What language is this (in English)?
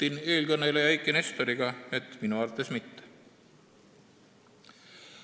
Estonian